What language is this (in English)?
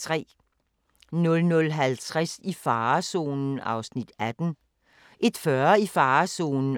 Danish